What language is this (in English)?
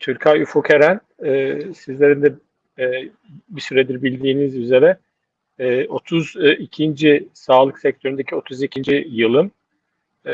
Turkish